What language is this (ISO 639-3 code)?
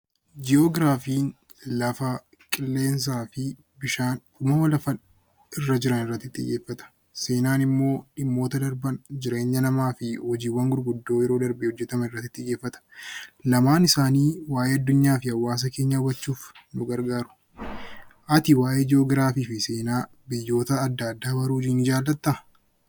orm